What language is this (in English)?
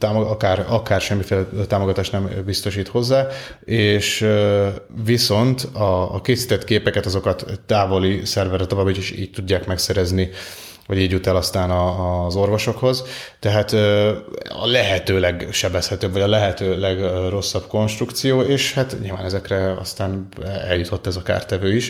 Hungarian